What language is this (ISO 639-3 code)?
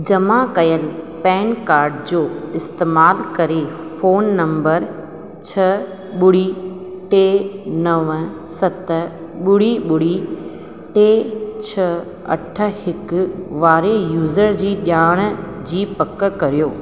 snd